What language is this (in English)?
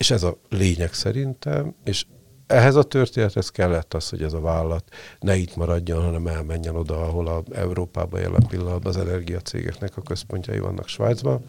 Hungarian